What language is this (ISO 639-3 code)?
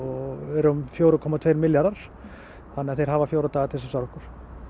isl